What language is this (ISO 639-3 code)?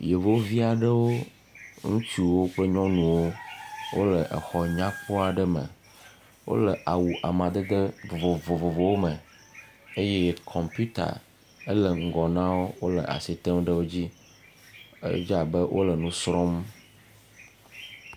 ewe